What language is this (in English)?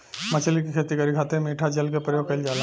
Bhojpuri